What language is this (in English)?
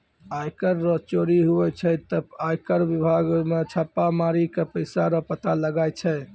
Maithili